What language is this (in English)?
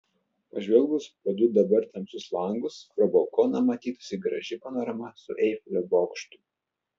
Lithuanian